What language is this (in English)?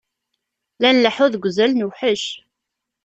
Kabyle